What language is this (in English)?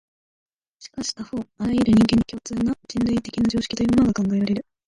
Japanese